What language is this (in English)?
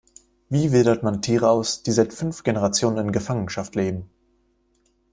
German